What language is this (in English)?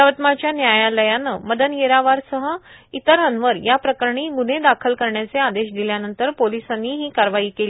Marathi